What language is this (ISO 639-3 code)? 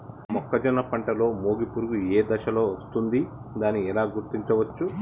tel